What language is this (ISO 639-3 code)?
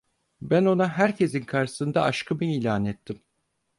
tur